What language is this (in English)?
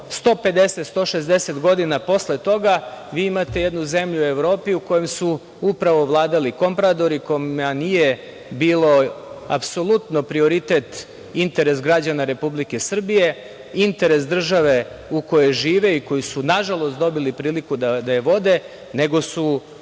Serbian